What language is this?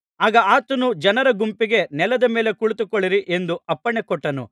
Kannada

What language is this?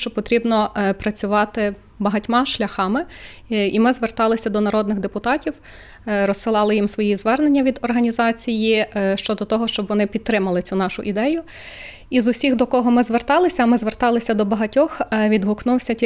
Ukrainian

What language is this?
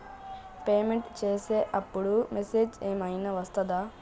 Telugu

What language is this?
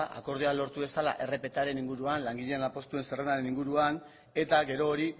Basque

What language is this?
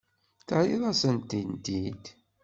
Kabyle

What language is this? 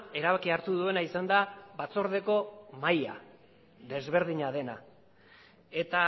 Basque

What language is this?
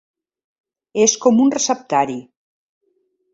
Catalan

